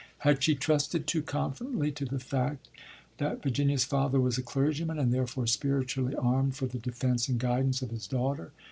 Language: English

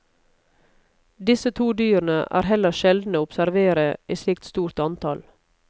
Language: Norwegian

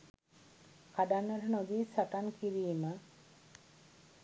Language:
Sinhala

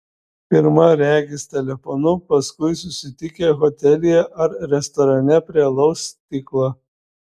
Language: Lithuanian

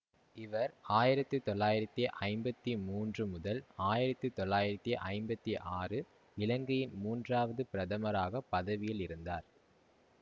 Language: Tamil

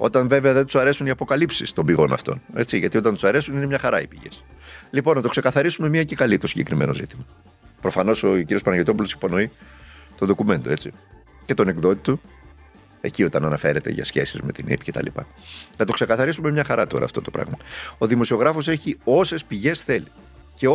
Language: Greek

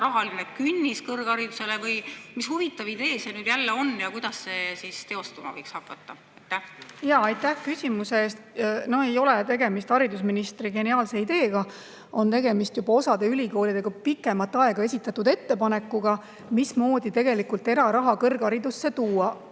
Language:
Estonian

